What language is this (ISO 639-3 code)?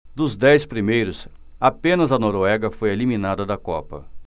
por